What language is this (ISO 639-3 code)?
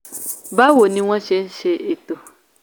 yor